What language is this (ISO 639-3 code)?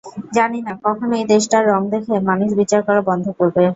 ben